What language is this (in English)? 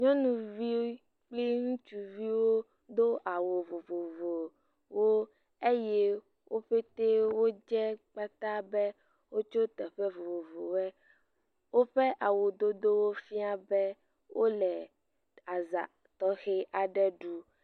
Ewe